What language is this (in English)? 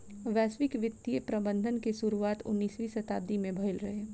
Bhojpuri